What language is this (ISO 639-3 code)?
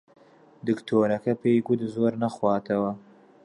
ckb